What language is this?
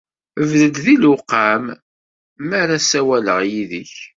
Kabyle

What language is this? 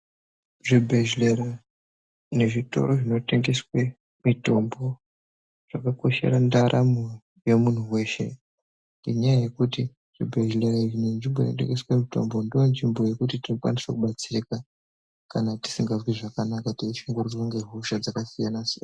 Ndau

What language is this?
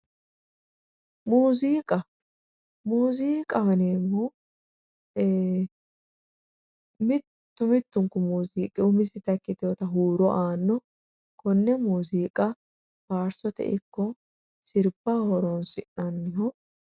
Sidamo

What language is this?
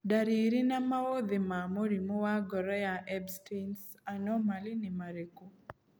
Kikuyu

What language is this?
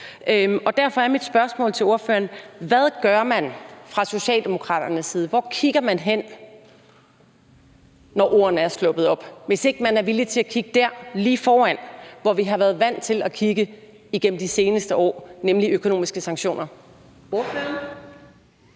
Danish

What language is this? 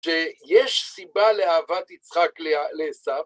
Hebrew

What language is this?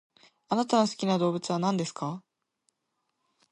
Japanese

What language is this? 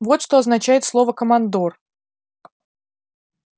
Russian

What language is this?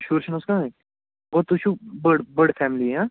Kashmiri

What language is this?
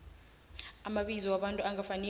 South Ndebele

